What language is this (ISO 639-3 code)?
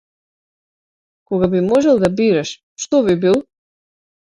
mkd